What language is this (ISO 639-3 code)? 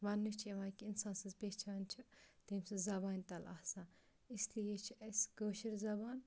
kas